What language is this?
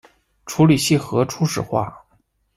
Chinese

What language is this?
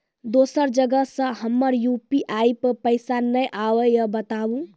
Maithili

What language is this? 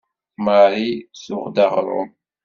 Kabyle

